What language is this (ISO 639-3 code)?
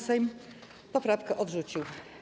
pol